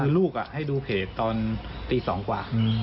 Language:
Thai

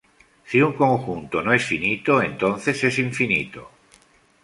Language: Spanish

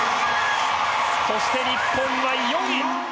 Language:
Japanese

